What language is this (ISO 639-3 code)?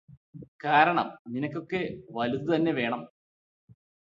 mal